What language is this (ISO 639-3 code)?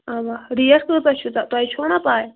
kas